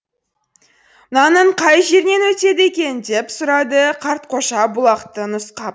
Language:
Kazakh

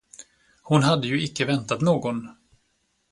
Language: Swedish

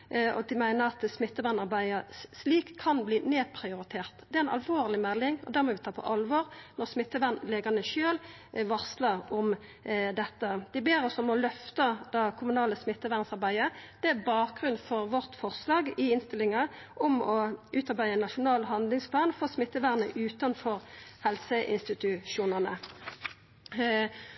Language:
Norwegian Nynorsk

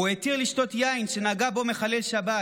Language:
Hebrew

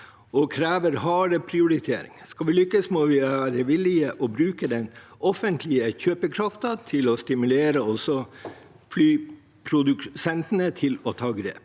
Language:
Norwegian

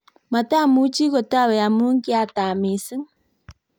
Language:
Kalenjin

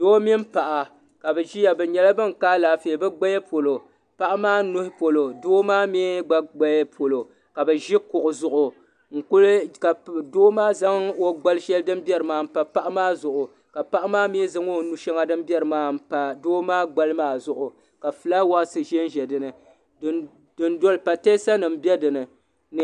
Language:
Dagbani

